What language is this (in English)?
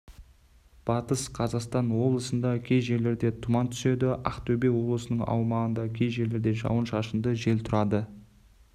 Kazakh